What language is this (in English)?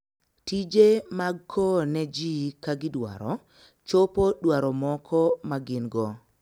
Luo (Kenya and Tanzania)